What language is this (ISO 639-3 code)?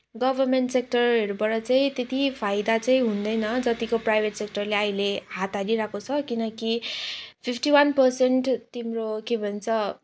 nep